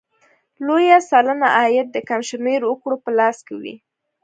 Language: Pashto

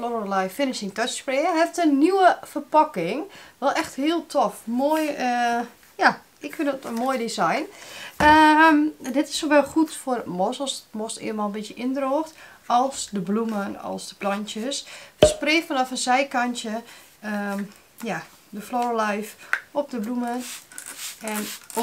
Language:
Dutch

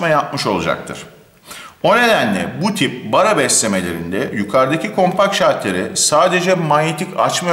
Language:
Turkish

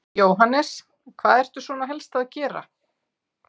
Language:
Icelandic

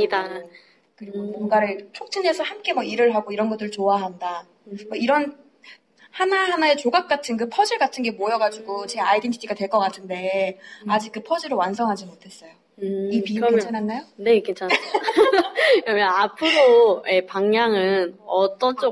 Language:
Korean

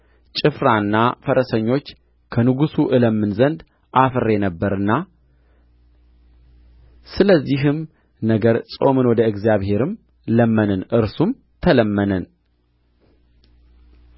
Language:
Amharic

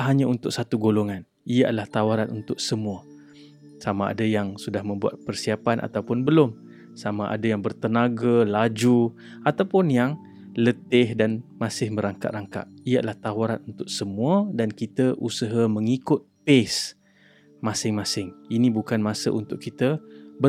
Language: Malay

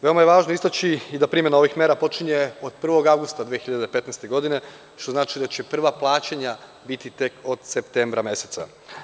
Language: Serbian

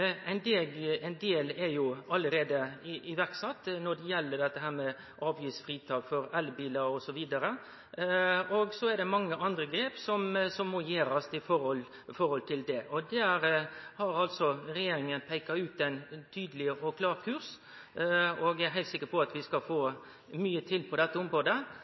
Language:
Norwegian Nynorsk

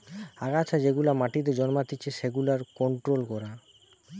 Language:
Bangla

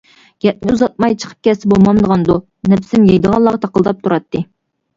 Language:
Uyghur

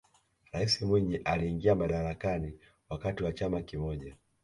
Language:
Swahili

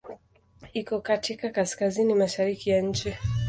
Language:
Swahili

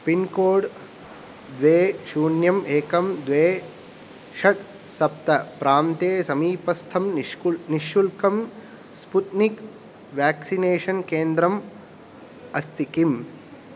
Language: Sanskrit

